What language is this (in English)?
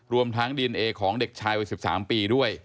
Thai